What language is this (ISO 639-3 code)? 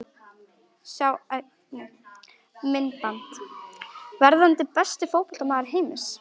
isl